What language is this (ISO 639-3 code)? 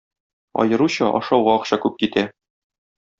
tat